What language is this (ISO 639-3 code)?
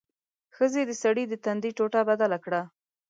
pus